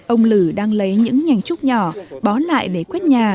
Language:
Vietnamese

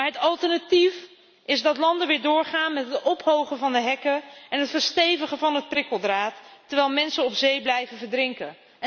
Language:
Dutch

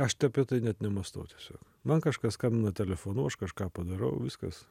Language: Lithuanian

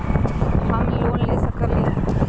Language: Magahi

